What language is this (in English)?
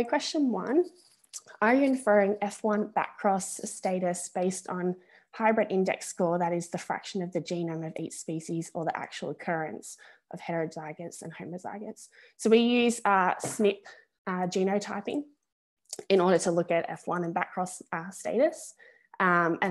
English